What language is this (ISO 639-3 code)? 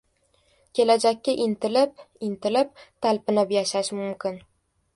uzb